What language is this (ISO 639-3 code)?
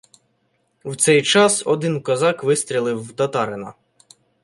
ukr